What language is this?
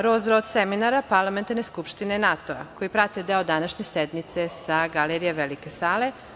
Serbian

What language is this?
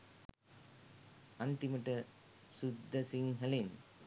Sinhala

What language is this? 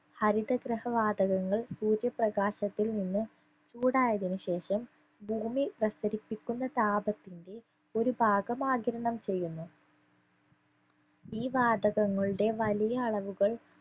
Malayalam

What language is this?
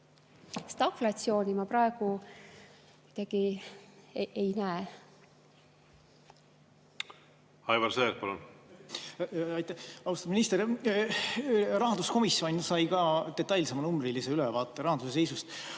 Estonian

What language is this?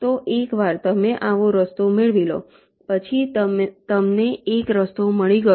Gujarati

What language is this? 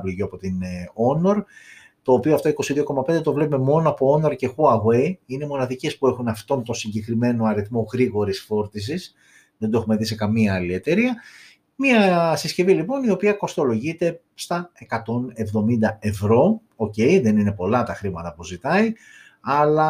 Greek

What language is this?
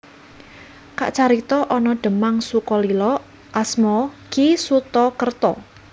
Javanese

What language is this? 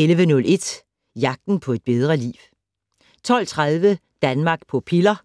Danish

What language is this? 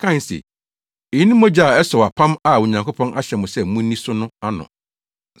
Akan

